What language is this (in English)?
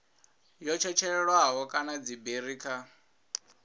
Venda